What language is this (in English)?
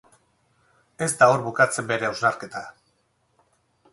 Basque